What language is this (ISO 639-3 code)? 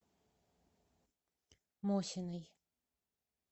rus